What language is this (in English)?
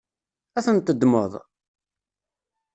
Kabyle